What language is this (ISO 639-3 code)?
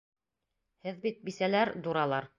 bak